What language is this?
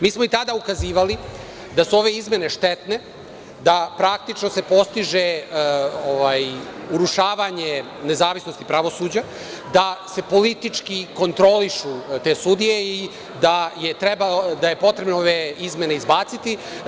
Serbian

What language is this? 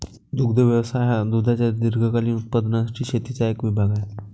Marathi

